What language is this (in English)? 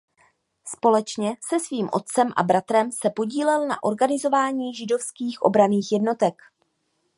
Czech